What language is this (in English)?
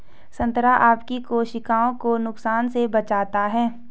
Hindi